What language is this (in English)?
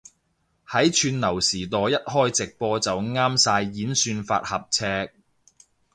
Cantonese